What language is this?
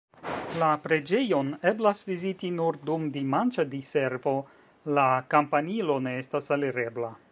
Esperanto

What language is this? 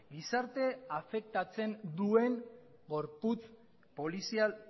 Basque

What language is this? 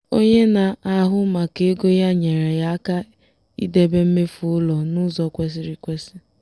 Igbo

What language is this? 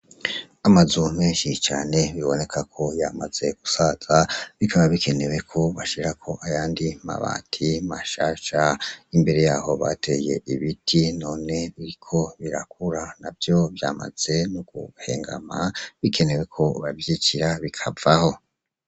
Rundi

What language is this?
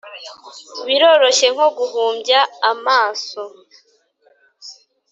Kinyarwanda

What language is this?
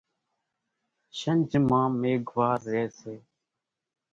Kachi Koli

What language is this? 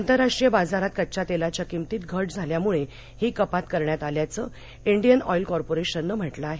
Marathi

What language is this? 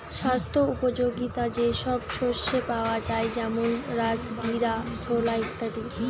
Bangla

